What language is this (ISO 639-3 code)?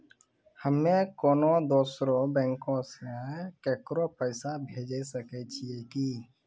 mai